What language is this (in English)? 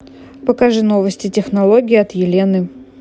Russian